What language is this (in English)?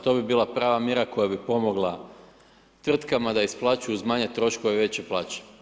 Croatian